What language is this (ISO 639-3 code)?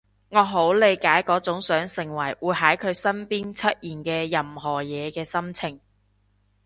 yue